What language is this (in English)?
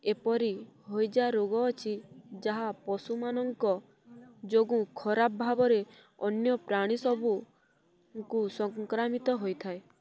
Odia